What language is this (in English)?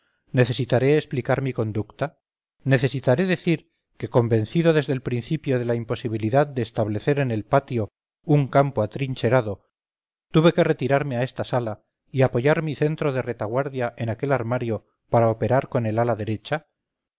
Spanish